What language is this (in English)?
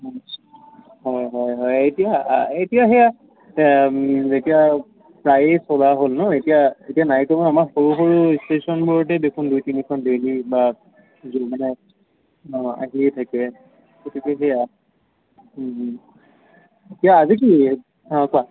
Assamese